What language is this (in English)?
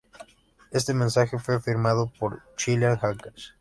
Spanish